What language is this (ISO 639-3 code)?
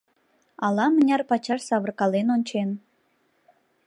chm